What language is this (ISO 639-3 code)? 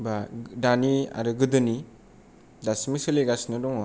brx